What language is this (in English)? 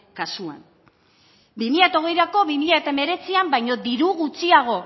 Basque